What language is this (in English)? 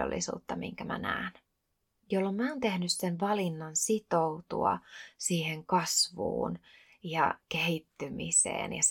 Finnish